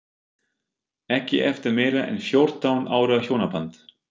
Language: Icelandic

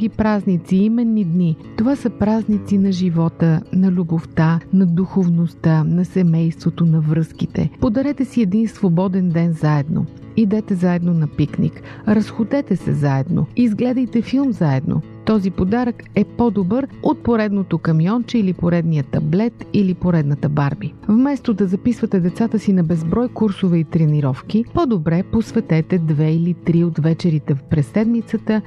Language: Bulgarian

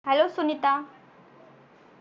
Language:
Marathi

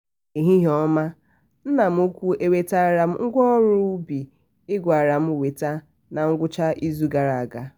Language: Igbo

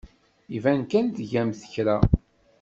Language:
Kabyle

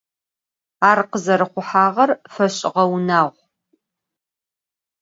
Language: Adyghe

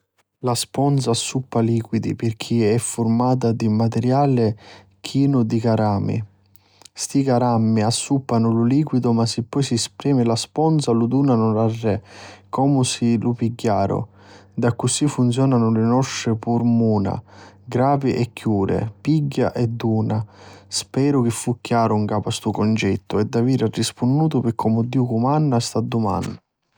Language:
Sicilian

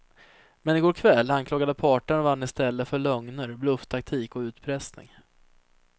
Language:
Swedish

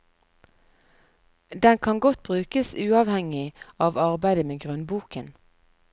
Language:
Norwegian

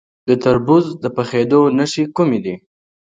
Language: Pashto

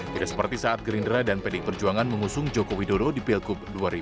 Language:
Indonesian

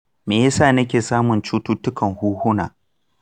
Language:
Hausa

